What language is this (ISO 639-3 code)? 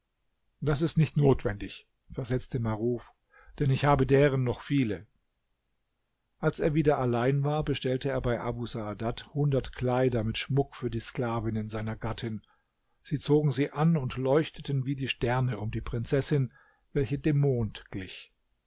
deu